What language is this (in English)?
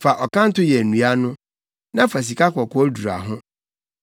Akan